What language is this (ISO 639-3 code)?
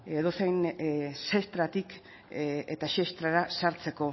eus